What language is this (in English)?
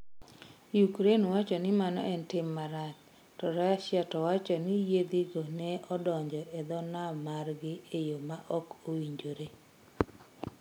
Luo (Kenya and Tanzania)